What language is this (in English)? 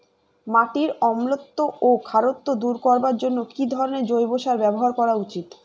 Bangla